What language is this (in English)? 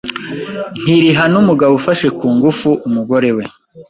Kinyarwanda